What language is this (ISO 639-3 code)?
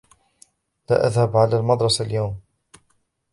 ara